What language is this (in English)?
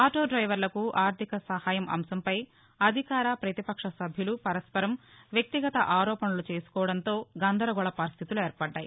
Telugu